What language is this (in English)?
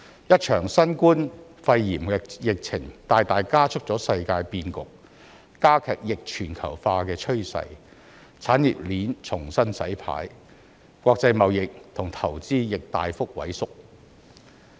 Cantonese